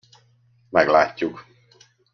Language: Hungarian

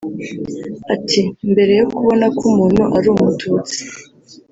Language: Kinyarwanda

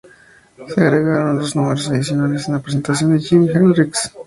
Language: Spanish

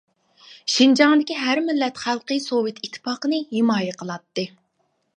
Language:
Uyghur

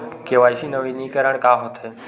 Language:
Chhattisgarhi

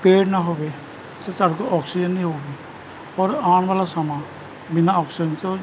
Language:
Punjabi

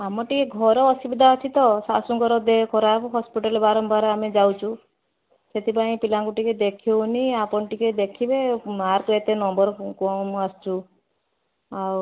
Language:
Odia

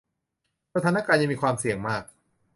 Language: Thai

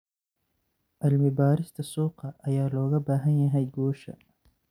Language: Somali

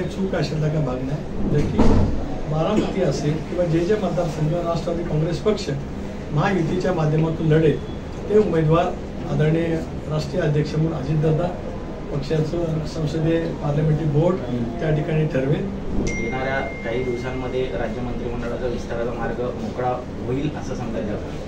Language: Marathi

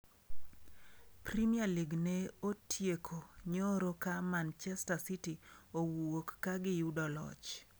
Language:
Luo (Kenya and Tanzania)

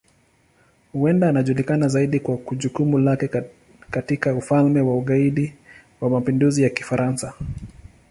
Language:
Swahili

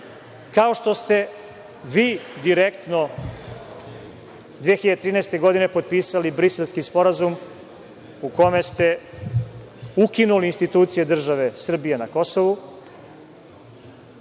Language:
Serbian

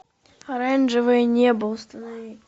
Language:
Russian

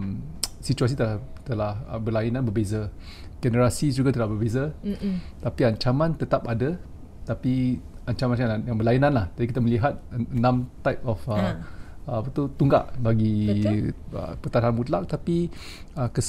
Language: Malay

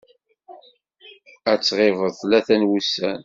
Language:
Kabyle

